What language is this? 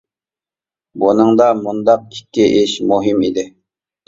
Uyghur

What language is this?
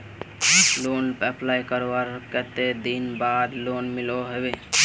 Magahi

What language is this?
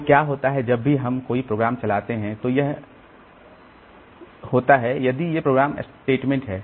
Hindi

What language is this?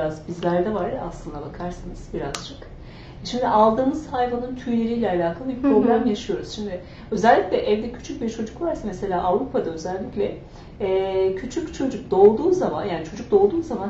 Turkish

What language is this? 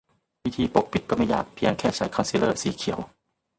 Thai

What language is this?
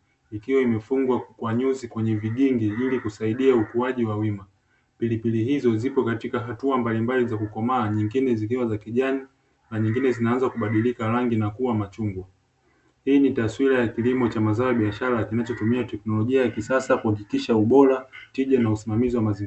Swahili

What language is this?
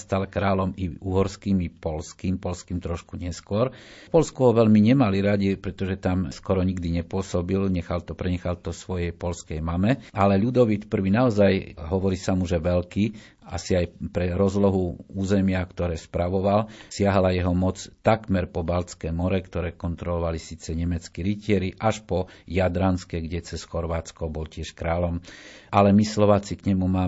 Slovak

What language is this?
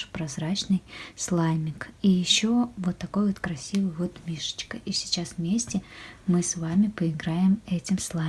Russian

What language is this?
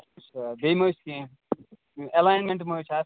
Kashmiri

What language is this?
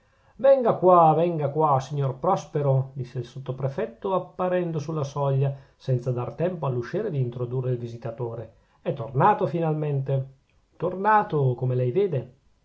Italian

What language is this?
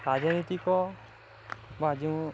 Odia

